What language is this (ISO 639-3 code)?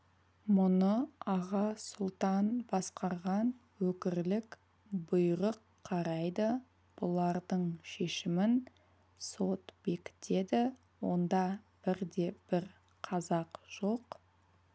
kaz